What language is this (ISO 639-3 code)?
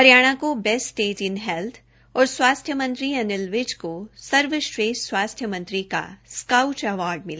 hin